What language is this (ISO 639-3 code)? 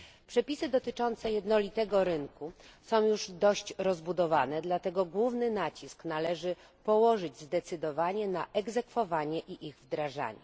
pol